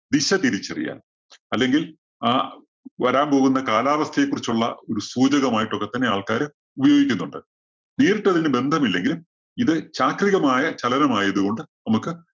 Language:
Malayalam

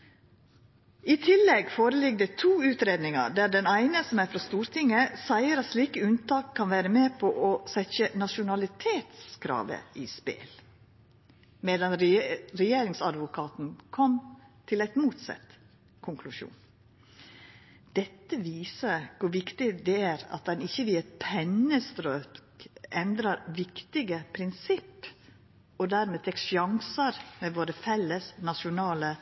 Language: Norwegian Nynorsk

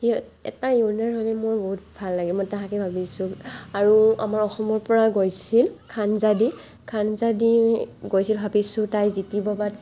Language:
Assamese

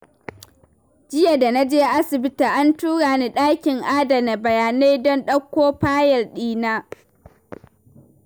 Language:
Hausa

